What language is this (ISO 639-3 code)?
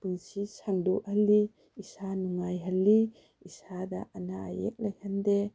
mni